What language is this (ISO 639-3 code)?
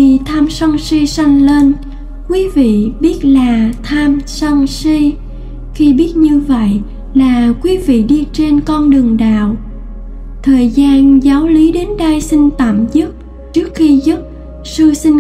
vie